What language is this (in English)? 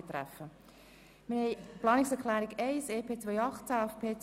Swiss German